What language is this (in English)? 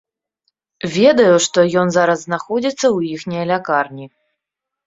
Belarusian